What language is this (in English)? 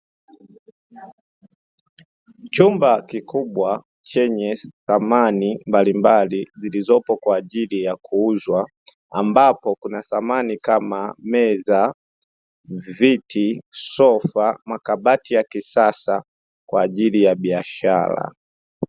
Swahili